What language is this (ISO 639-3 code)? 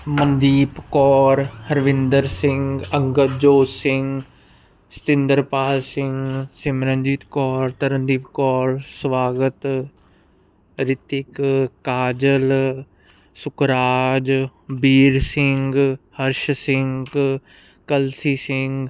pan